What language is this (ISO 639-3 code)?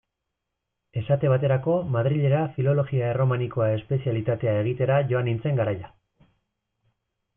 eus